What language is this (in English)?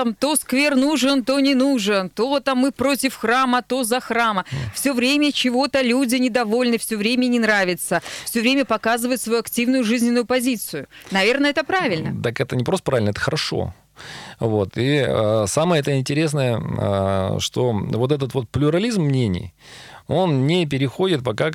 Russian